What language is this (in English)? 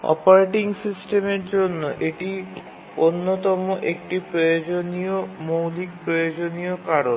Bangla